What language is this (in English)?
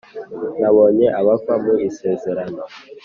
Kinyarwanda